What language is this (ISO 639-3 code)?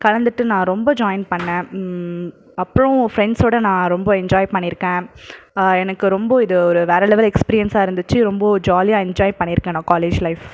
tam